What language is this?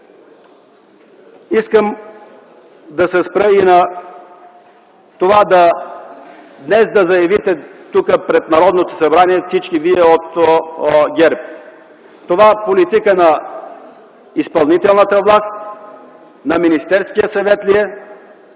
Bulgarian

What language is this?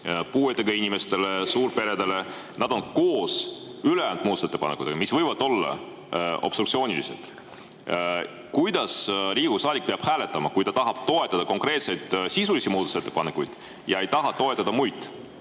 Estonian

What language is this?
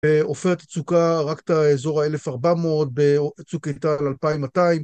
Hebrew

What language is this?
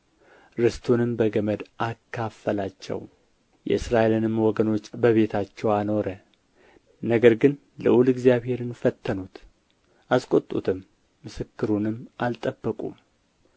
Amharic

